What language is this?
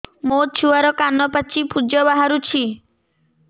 Odia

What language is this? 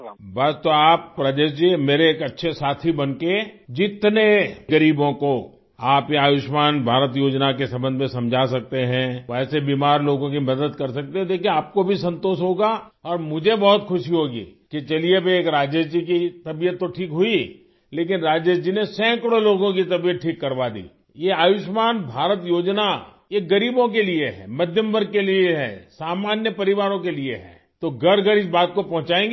Urdu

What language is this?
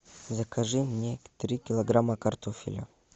Russian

